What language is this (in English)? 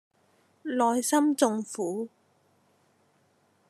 Cantonese